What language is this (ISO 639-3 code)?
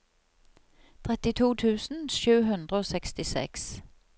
nor